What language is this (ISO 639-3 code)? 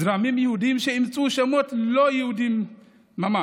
heb